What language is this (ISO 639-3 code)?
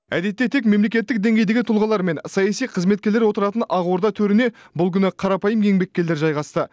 kaz